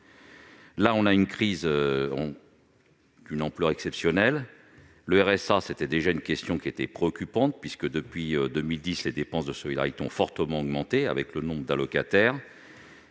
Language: French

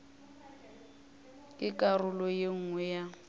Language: Northern Sotho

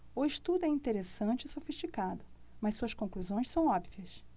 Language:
Portuguese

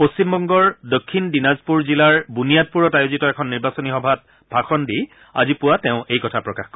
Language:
Assamese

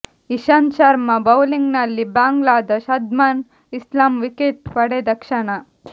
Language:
Kannada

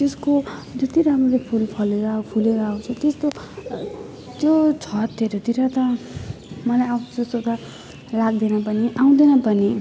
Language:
Nepali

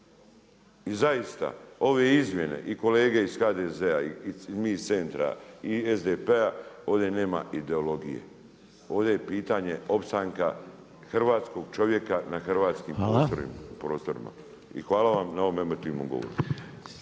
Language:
Croatian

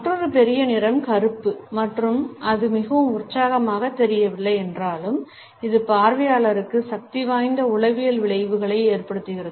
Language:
Tamil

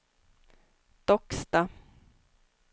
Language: Swedish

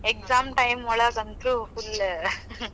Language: Kannada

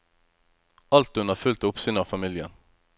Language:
Norwegian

